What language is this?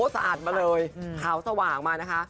Thai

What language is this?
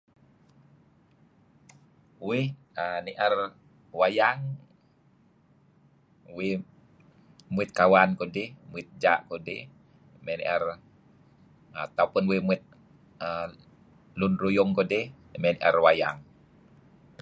Kelabit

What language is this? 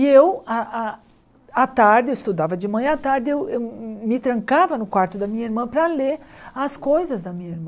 Portuguese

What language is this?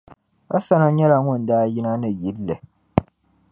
Dagbani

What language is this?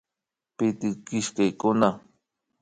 Imbabura Highland Quichua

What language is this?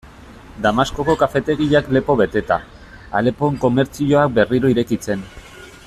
Basque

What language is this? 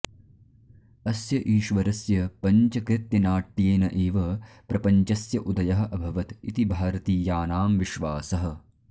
Sanskrit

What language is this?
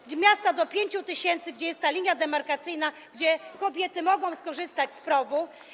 Polish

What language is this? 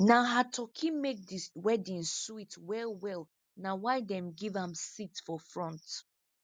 Nigerian Pidgin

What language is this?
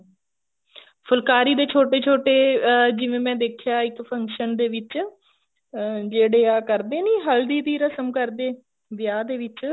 Punjabi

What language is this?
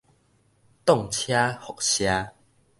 Min Nan Chinese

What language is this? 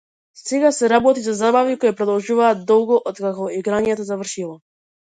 Macedonian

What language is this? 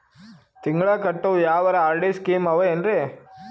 Kannada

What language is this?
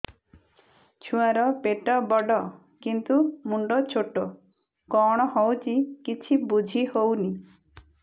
Odia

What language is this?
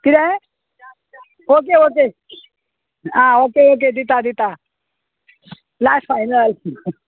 Konkani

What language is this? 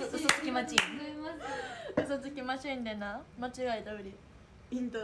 Japanese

